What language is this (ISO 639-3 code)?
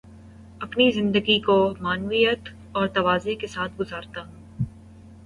urd